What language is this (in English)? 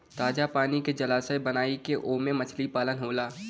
Bhojpuri